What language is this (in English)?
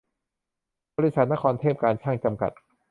Thai